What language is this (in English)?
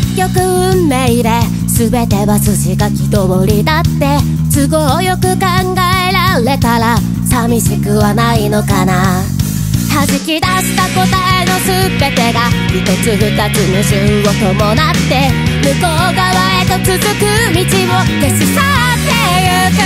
Japanese